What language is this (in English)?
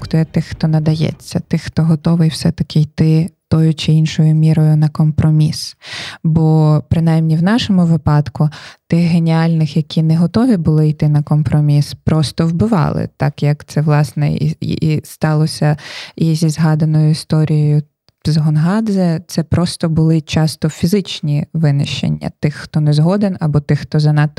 Ukrainian